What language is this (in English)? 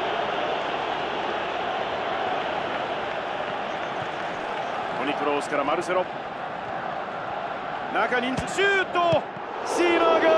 Japanese